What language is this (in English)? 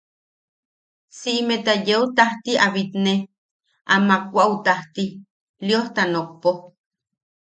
Yaqui